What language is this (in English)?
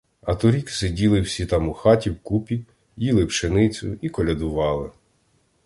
Ukrainian